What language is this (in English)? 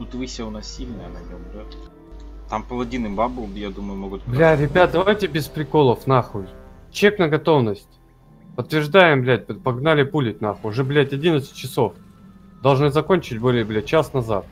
Russian